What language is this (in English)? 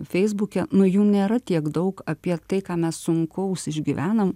Lithuanian